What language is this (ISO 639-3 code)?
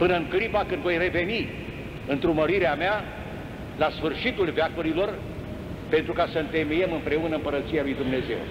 ron